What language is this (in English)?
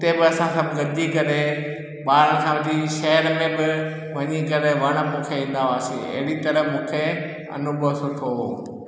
Sindhi